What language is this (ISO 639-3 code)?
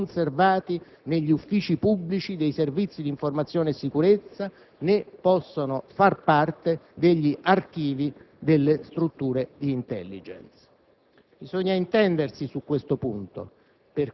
ita